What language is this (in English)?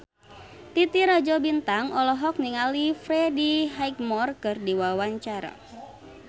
Sundanese